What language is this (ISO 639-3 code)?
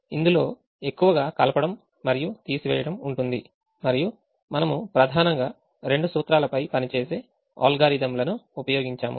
tel